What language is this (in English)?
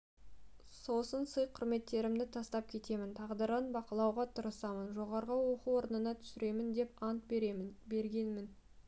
Kazakh